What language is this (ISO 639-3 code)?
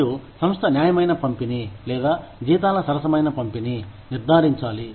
tel